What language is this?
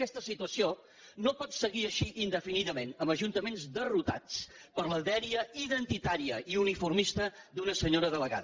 Catalan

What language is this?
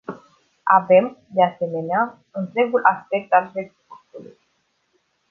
Romanian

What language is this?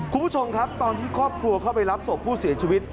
Thai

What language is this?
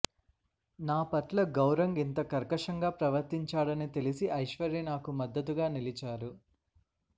Telugu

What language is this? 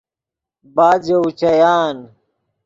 Yidgha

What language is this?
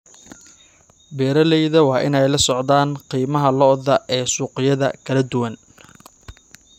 Somali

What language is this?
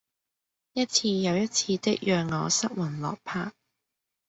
Cantonese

